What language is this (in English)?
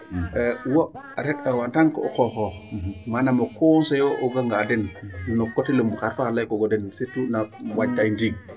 Serer